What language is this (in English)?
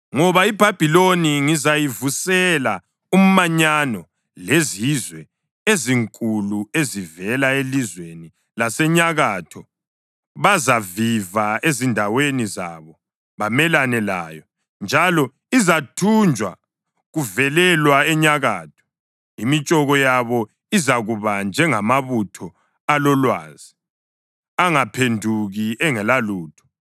North Ndebele